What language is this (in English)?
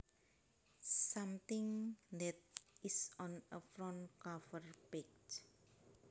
Javanese